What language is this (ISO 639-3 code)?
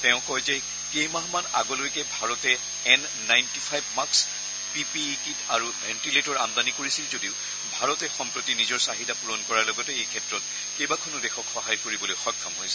asm